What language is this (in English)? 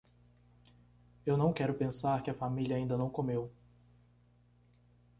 Portuguese